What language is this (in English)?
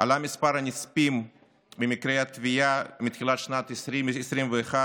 Hebrew